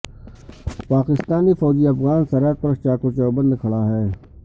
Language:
Urdu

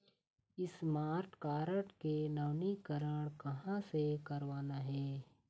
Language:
Chhattisgarhi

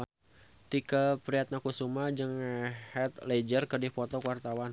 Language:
Sundanese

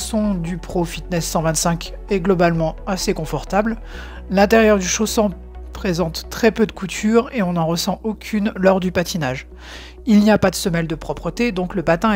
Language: French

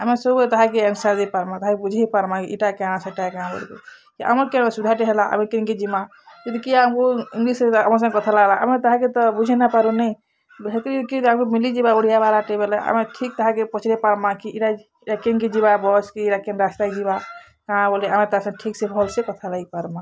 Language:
Odia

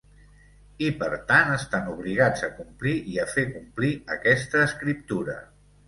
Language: Catalan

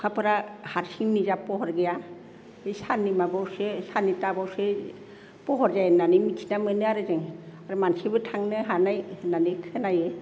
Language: Bodo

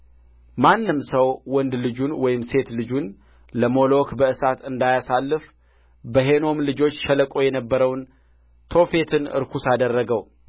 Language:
Amharic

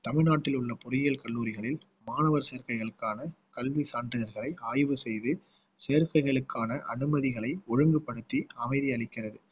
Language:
Tamil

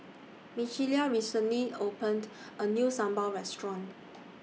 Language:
English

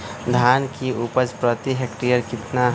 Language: Magahi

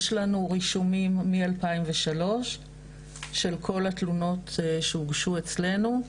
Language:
Hebrew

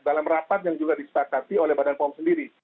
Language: Indonesian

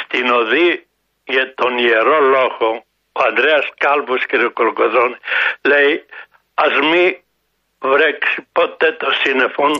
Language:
Greek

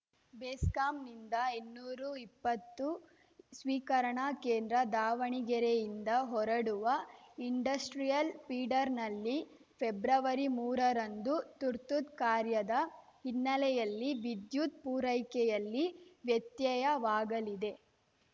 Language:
Kannada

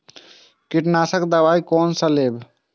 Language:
Maithili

